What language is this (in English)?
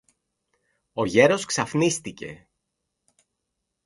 Greek